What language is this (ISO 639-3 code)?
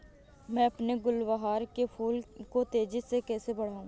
hin